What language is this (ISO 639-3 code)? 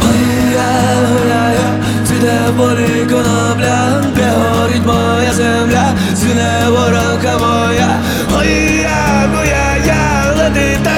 ukr